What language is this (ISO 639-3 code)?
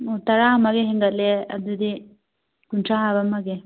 mni